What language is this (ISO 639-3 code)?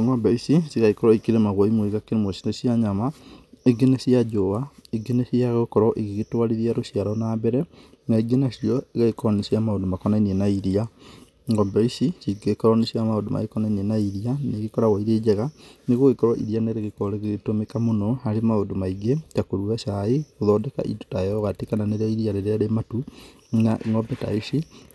kik